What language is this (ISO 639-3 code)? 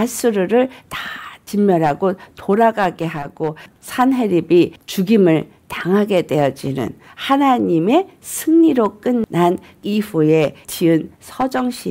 kor